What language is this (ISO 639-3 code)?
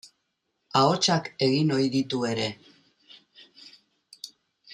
eus